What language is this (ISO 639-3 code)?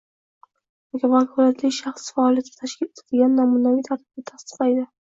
uzb